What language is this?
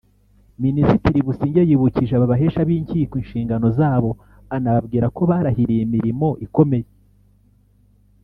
Kinyarwanda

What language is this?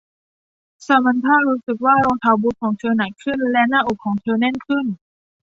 Thai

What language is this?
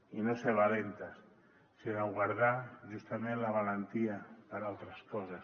Catalan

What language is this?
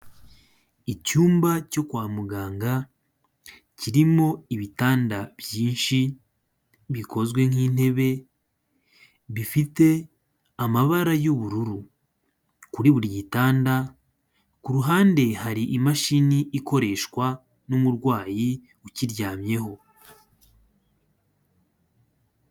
Kinyarwanda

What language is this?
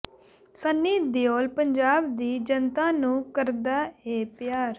Punjabi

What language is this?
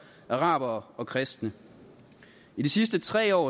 Danish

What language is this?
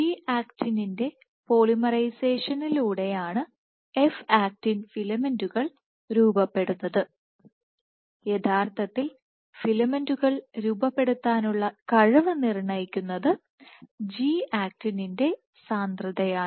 Malayalam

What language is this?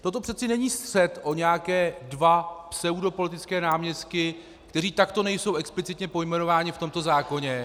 Czech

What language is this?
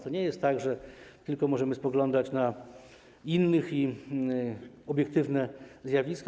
Polish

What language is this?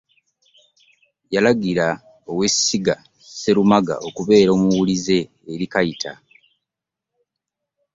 Ganda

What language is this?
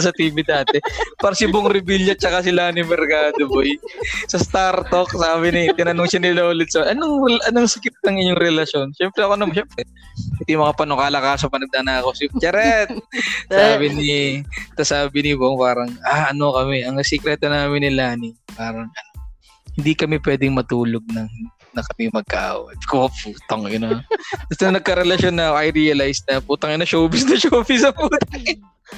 Filipino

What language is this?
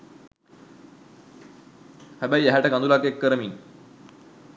Sinhala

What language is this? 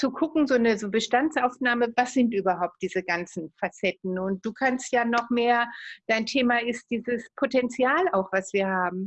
German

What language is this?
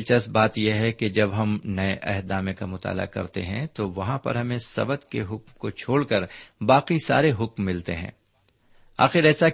Urdu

